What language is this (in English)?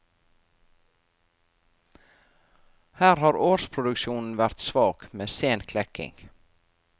Norwegian